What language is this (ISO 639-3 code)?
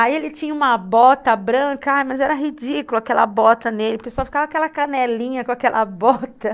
por